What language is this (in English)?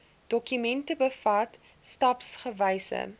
Afrikaans